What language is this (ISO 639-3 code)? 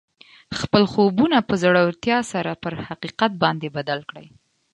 pus